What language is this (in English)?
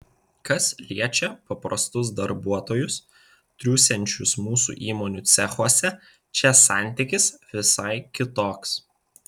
Lithuanian